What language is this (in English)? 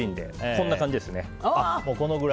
Japanese